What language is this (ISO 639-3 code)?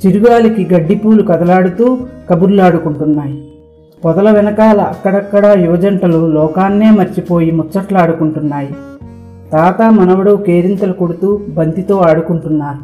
tel